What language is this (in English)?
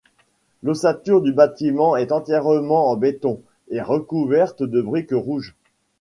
French